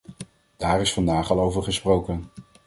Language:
Dutch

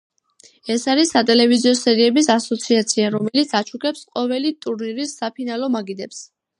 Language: Georgian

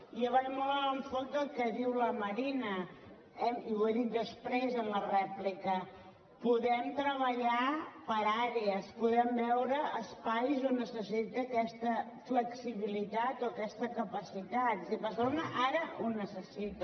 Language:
Catalan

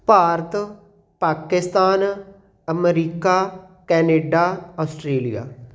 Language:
Punjabi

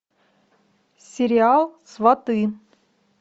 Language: Russian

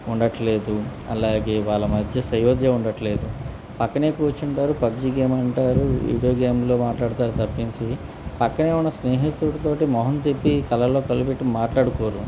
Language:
Telugu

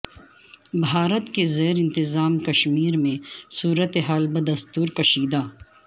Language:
Urdu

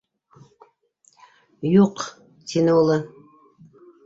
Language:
Bashkir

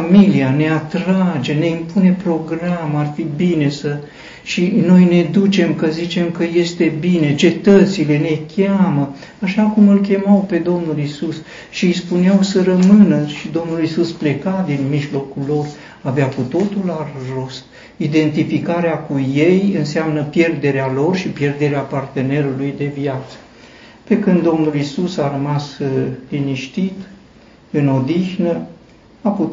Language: Romanian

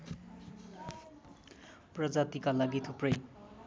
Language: Nepali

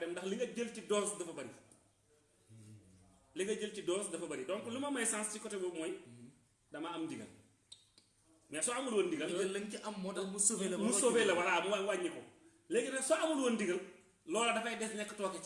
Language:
French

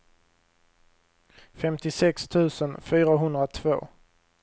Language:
Swedish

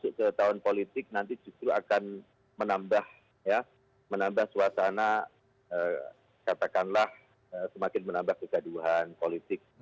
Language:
Indonesian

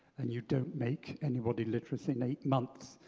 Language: English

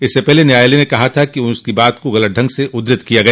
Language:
Hindi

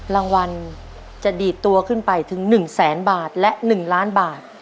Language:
Thai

